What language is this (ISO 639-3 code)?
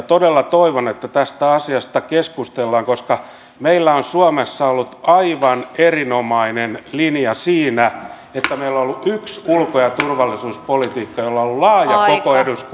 fin